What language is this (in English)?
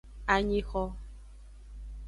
Aja (Benin)